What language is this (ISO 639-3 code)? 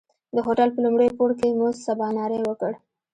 pus